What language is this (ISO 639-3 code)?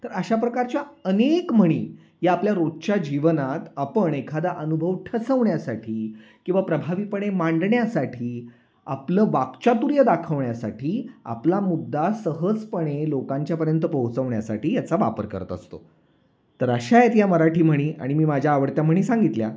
mar